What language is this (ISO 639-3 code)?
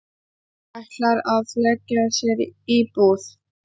isl